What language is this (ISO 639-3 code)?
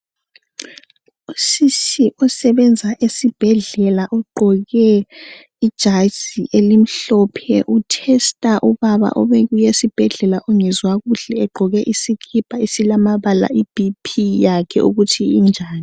nde